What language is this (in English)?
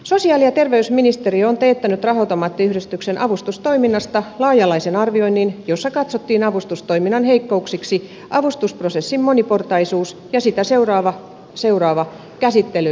Finnish